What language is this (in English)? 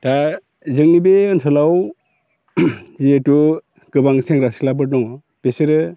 Bodo